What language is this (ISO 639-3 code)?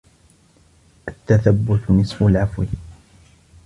ara